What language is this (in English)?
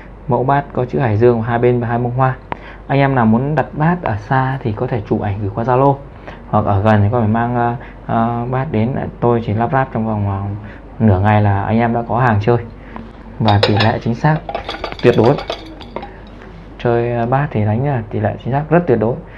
Vietnamese